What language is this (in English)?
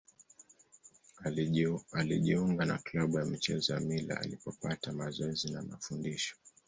Swahili